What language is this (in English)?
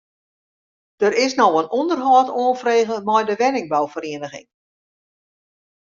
Western Frisian